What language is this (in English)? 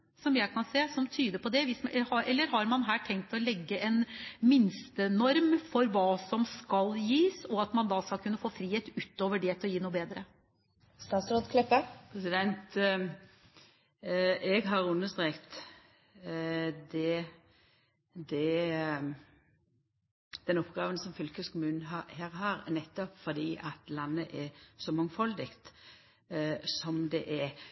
Norwegian